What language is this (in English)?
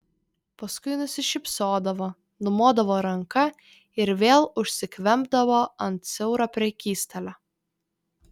Lithuanian